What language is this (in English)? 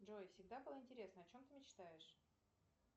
Russian